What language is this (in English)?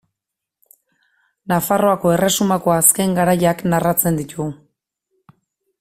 Basque